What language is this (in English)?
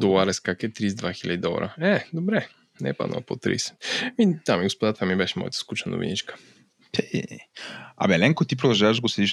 Bulgarian